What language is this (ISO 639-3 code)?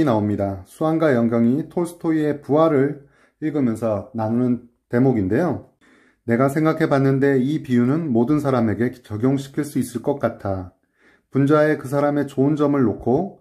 kor